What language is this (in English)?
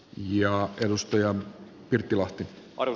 Finnish